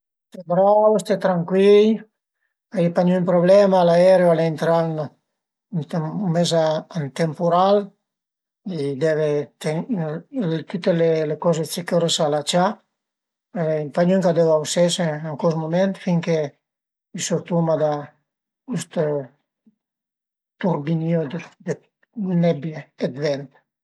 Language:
Piedmontese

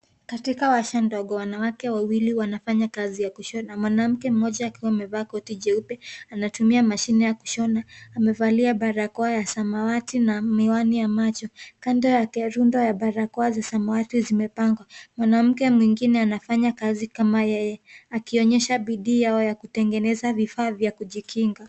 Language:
Swahili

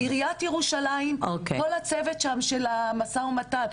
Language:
Hebrew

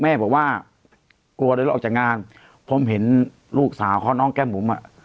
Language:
Thai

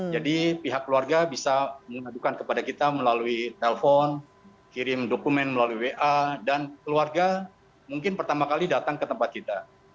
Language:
Indonesian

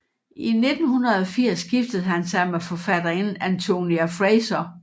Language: Danish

